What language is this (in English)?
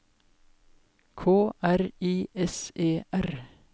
Norwegian